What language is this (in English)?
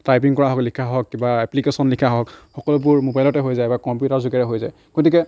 Assamese